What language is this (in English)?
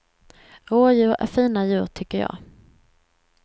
Swedish